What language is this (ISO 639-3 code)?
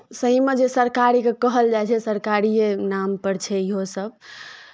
mai